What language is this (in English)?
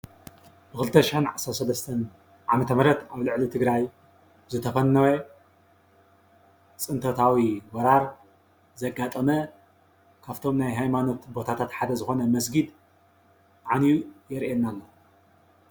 Tigrinya